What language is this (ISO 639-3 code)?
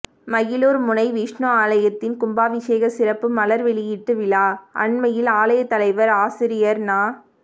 tam